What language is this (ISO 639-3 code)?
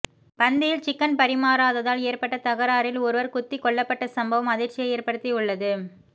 tam